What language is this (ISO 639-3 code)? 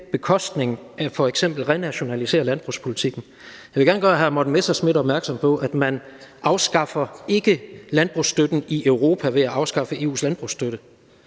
dan